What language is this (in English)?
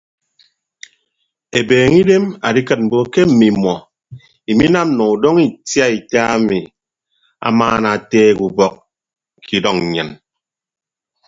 Ibibio